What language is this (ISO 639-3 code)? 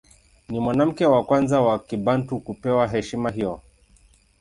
swa